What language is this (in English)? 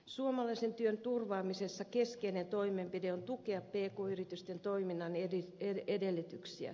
Finnish